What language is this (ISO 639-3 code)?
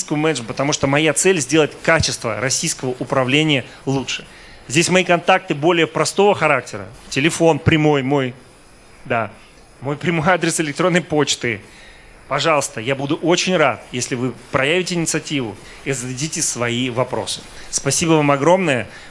rus